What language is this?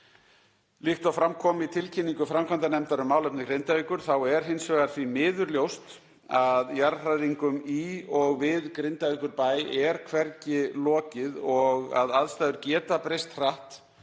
Icelandic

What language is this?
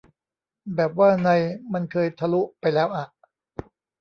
Thai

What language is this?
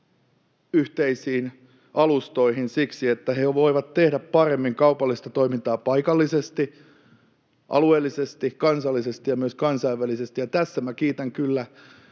Finnish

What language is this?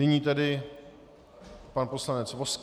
Czech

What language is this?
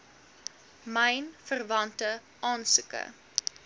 Afrikaans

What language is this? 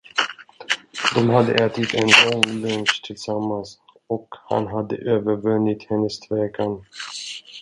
Swedish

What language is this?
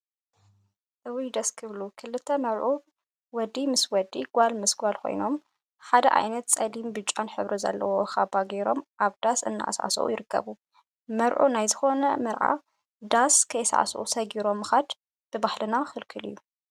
Tigrinya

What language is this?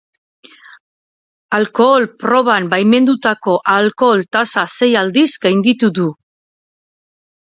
Basque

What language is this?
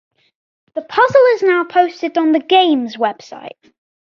English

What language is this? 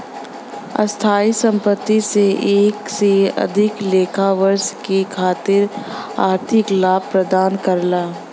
Bhojpuri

